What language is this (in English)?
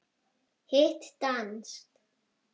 Icelandic